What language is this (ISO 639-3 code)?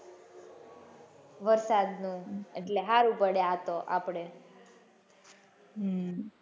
guj